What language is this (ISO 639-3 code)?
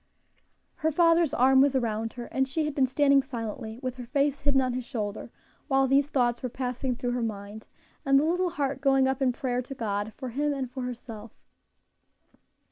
eng